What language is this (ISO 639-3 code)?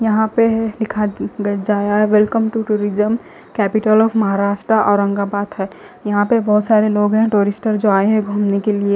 hin